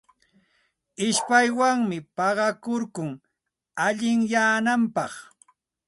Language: Santa Ana de Tusi Pasco Quechua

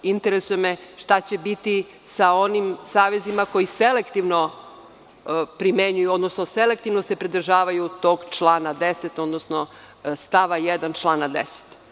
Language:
Serbian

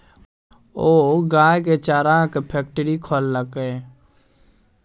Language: Maithili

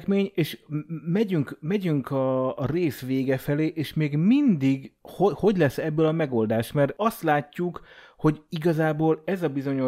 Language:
Hungarian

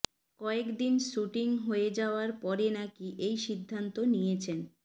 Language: Bangla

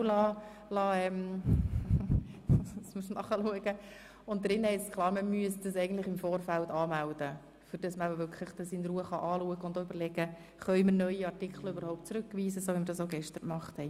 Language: Swiss German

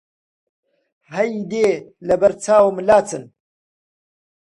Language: Central Kurdish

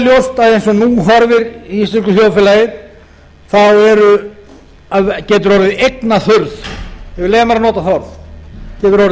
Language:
Icelandic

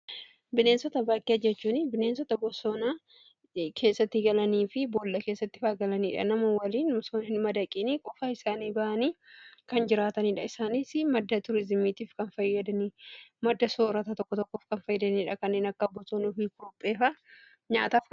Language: Oromo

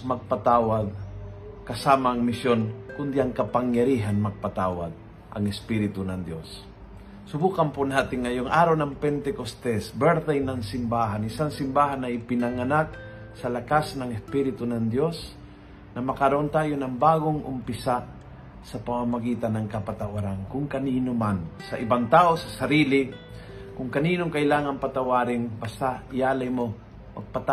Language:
Filipino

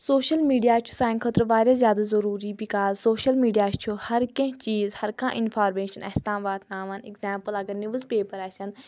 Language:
Kashmiri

